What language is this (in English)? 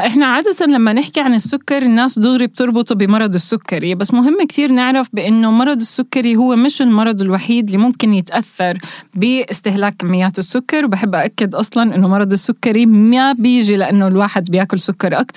Arabic